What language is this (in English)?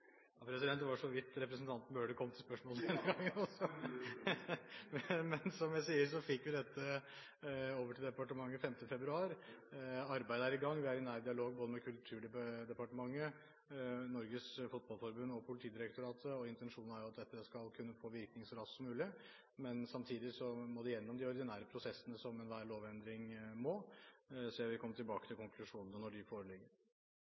Norwegian